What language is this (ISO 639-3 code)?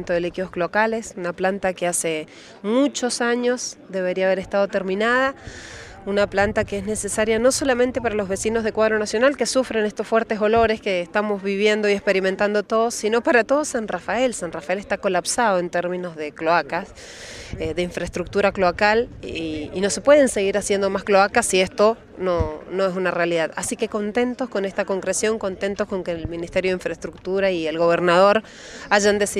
spa